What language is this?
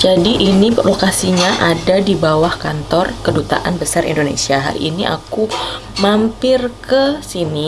Indonesian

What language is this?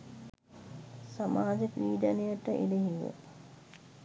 Sinhala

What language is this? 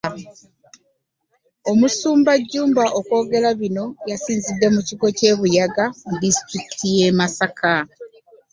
Ganda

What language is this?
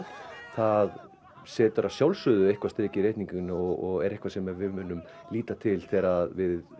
Icelandic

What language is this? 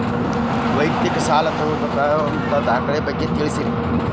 Kannada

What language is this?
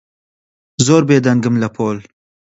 Central Kurdish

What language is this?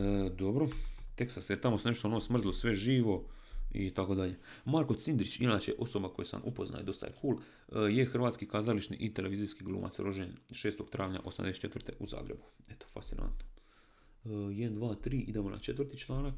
Croatian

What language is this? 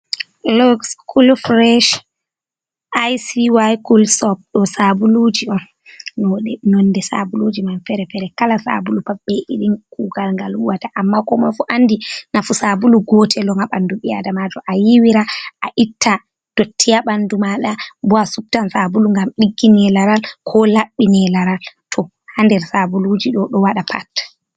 Fula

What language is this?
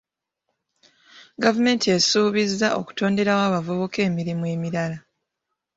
Ganda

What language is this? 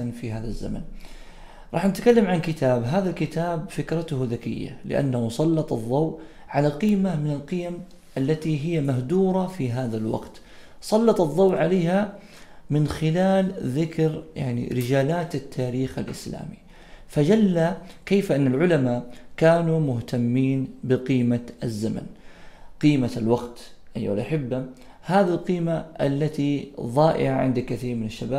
Arabic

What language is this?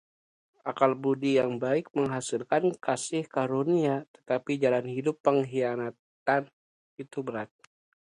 Indonesian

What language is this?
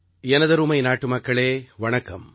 Tamil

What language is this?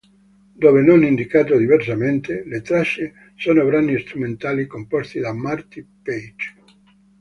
Italian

